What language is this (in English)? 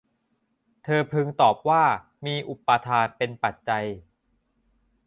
Thai